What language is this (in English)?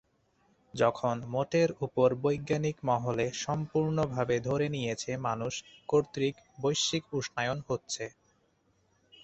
Bangla